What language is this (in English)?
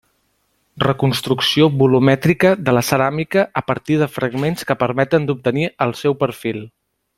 Catalan